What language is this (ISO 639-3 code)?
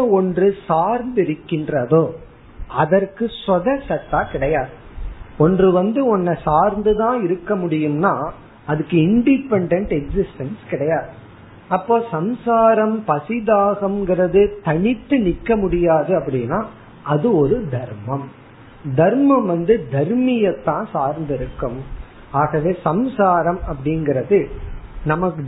tam